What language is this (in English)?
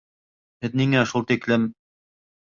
Bashkir